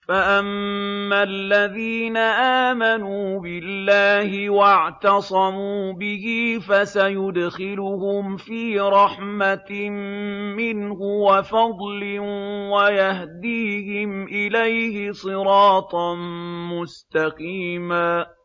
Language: Arabic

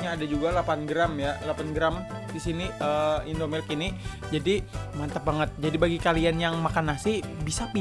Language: Indonesian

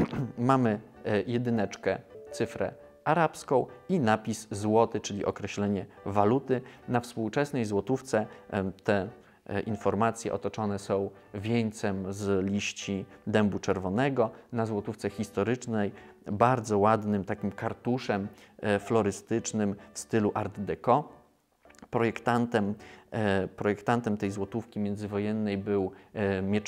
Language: Polish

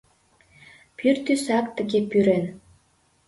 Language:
Mari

